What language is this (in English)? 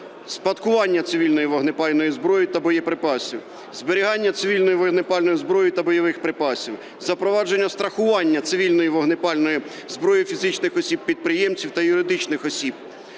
Ukrainian